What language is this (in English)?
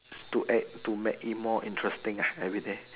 English